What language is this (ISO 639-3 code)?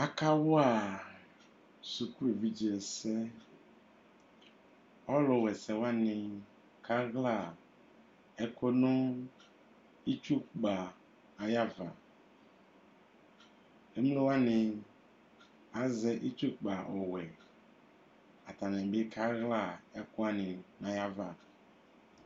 kpo